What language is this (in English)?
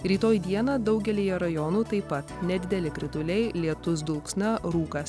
Lithuanian